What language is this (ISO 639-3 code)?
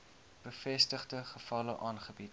afr